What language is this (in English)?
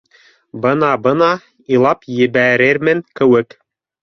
Bashkir